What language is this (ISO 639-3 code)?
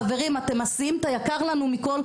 heb